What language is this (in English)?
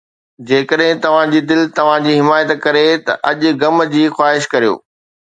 Sindhi